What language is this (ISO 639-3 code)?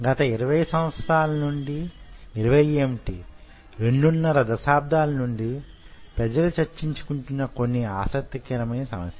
tel